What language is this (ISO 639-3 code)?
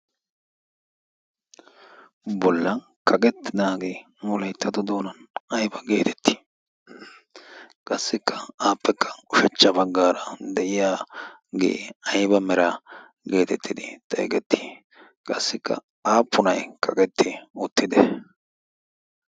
wal